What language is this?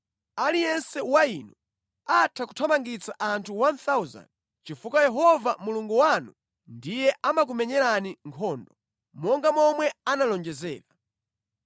Nyanja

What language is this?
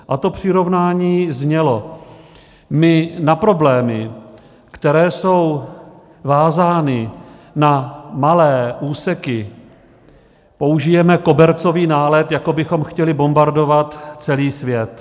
Czech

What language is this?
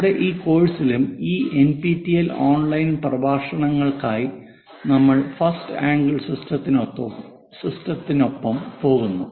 Malayalam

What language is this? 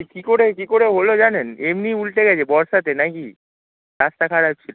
Bangla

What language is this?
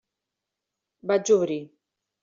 Catalan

